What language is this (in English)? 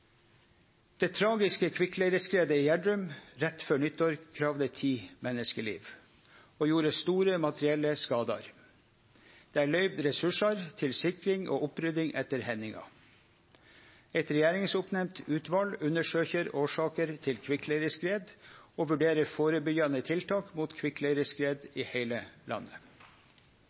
Norwegian Nynorsk